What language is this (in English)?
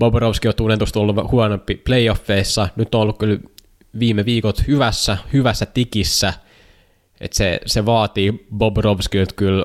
Finnish